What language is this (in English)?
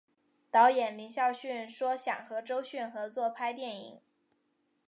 Chinese